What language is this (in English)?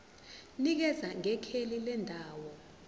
Zulu